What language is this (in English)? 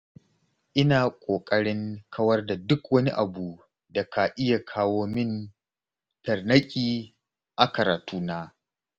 Hausa